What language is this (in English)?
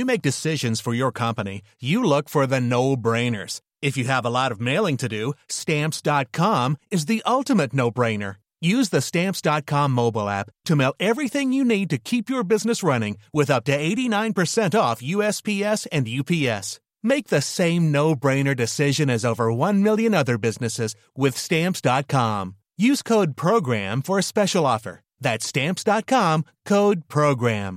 French